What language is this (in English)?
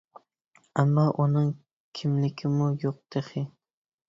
Uyghur